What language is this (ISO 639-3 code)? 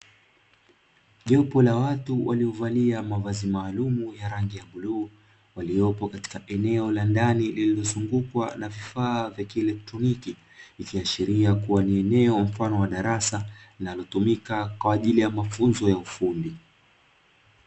swa